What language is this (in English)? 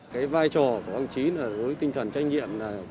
Vietnamese